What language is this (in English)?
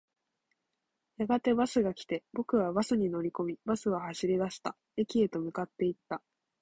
Japanese